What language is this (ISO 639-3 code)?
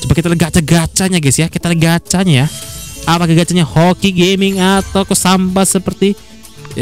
ind